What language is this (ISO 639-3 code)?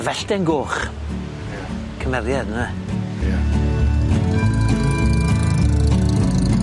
cym